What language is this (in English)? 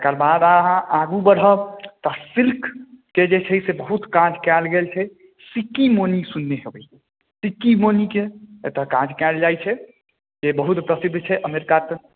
Maithili